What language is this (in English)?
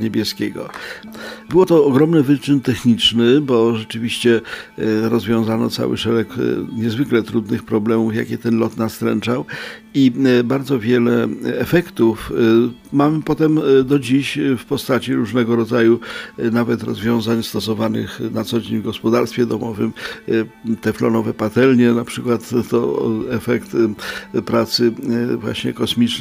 Polish